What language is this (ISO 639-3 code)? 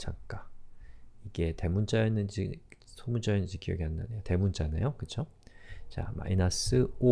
kor